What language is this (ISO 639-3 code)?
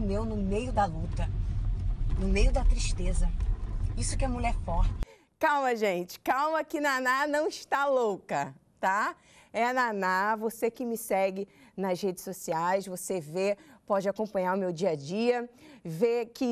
por